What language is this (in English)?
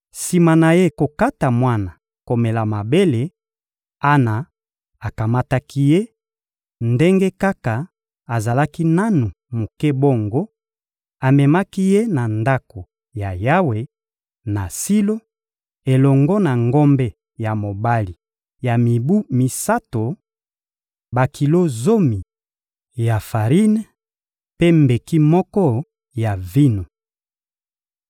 Lingala